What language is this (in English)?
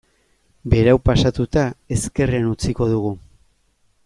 Basque